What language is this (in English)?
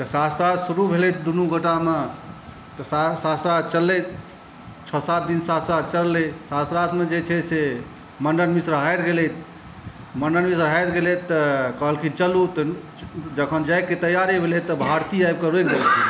Maithili